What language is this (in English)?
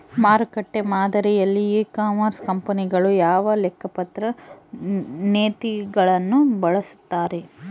Kannada